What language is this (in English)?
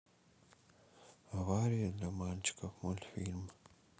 Russian